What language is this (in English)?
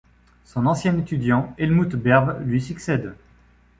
French